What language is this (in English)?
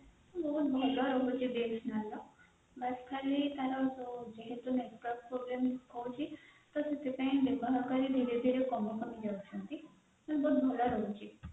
Odia